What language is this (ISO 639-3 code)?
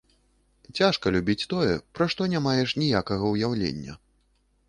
bel